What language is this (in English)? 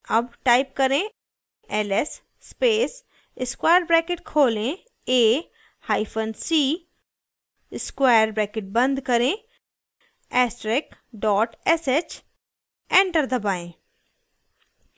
Hindi